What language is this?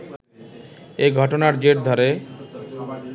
Bangla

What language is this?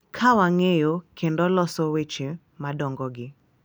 Luo (Kenya and Tanzania)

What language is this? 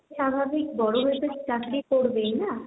Bangla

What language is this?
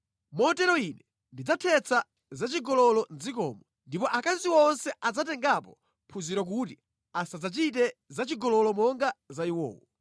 Nyanja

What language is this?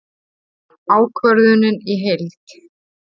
Icelandic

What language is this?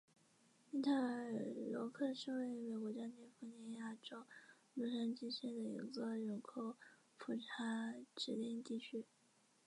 Chinese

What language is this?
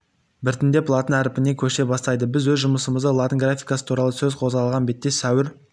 Kazakh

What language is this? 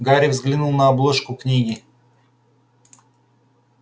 Russian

